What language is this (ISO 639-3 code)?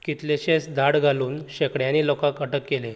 kok